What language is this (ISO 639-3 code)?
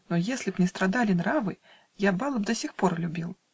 rus